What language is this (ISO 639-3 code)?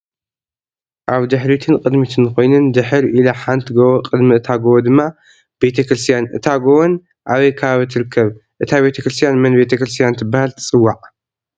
tir